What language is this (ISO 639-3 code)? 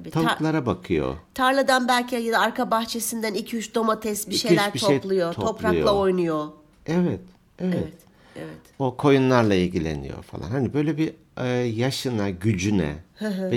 tur